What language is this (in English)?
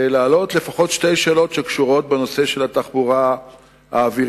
Hebrew